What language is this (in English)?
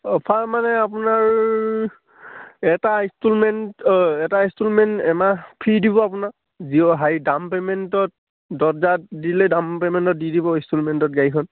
Assamese